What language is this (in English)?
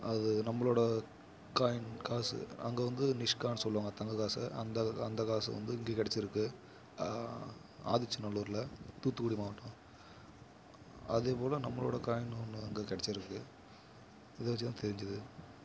Tamil